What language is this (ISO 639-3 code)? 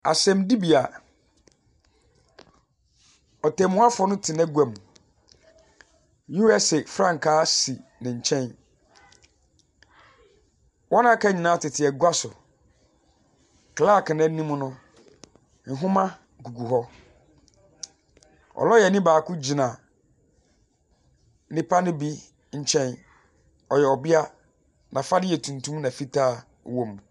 aka